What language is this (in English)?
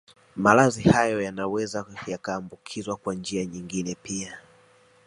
Swahili